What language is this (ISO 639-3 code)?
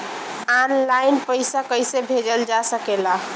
bho